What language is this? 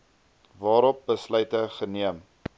Afrikaans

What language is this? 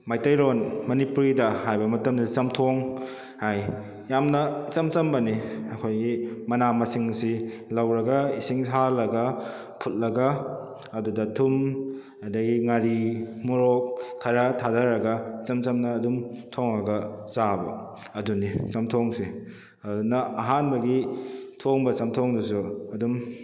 Manipuri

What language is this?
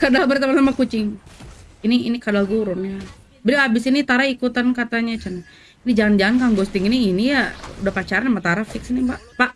Indonesian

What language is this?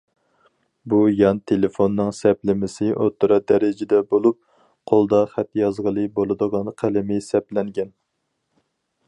Uyghur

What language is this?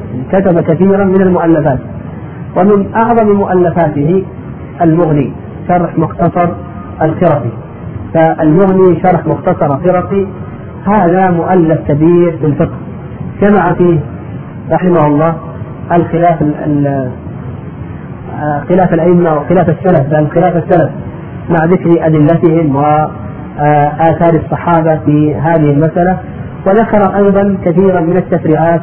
Arabic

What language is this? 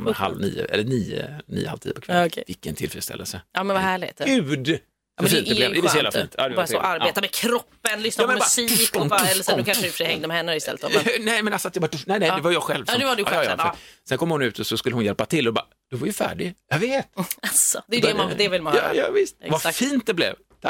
Swedish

